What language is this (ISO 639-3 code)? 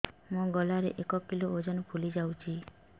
ori